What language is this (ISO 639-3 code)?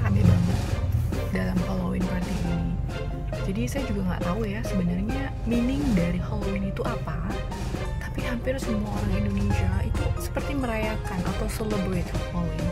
ind